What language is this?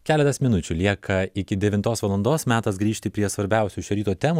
Lithuanian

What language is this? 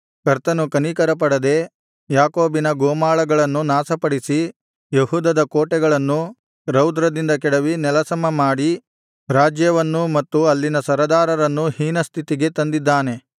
Kannada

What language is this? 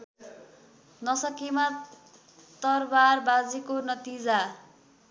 Nepali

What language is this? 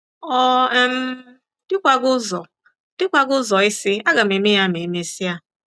Igbo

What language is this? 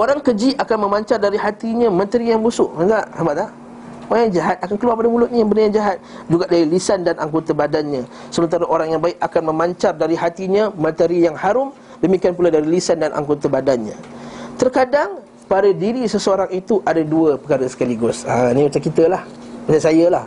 Malay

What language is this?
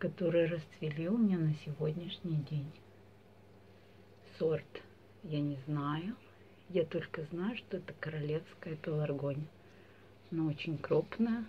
Russian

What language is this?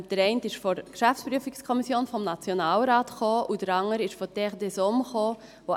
Swiss German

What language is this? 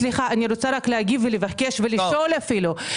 Hebrew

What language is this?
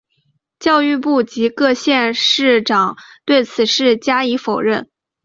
Chinese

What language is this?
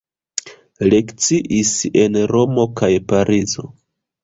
Esperanto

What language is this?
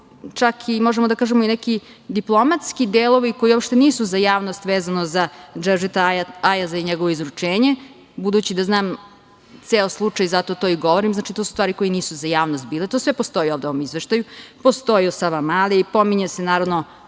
Serbian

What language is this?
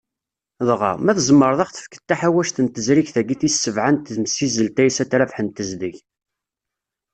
Kabyle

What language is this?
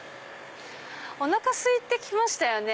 Japanese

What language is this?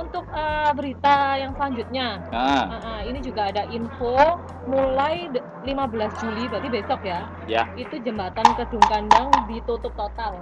Indonesian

